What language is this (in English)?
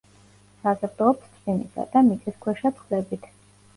Georgian